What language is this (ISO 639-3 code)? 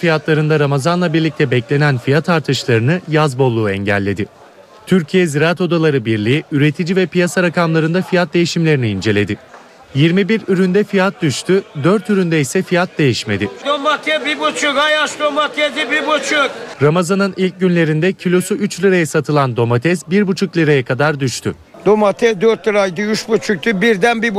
tur